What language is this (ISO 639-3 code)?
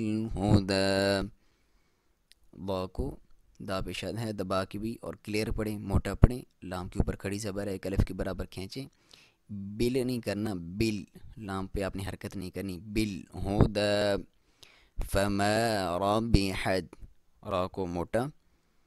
hin